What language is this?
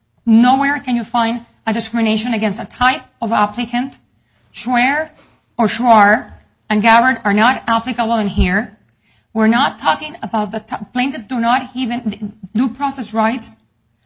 English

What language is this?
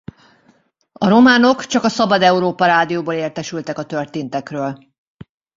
Hungarian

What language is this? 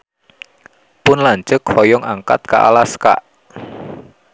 Sundanese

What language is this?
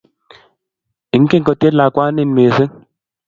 Kalenjin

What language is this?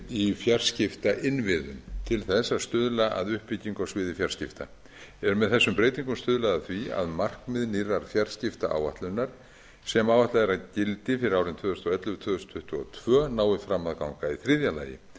Icelandic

